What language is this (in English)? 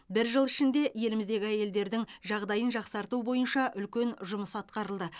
Kazakh